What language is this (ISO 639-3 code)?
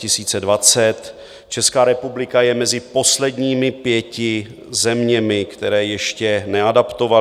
ces